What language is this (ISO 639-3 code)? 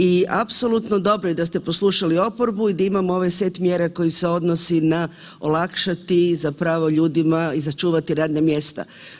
hrv